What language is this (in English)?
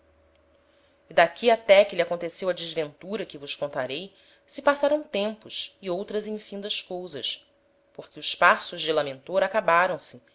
Portuguese